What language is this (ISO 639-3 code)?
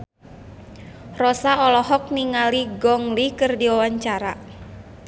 sun